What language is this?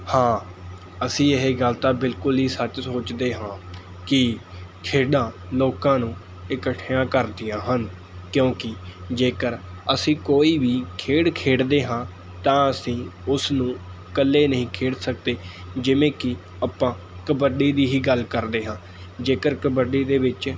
Punjabi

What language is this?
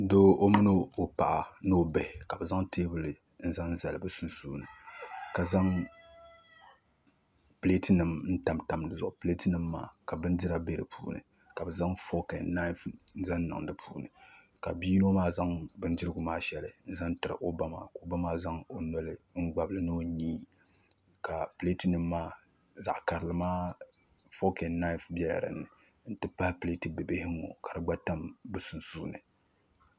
Dagbani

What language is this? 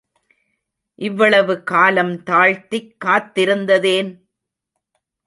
Tamil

